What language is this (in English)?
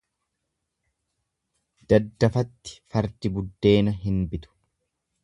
Oromo